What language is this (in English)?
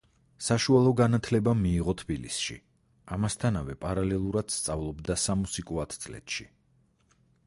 Georgian